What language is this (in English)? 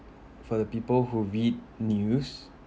English